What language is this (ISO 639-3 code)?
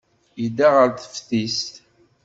kab